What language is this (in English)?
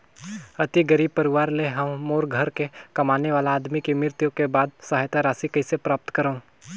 Chhattisgarhi